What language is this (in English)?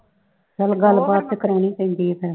Punjabi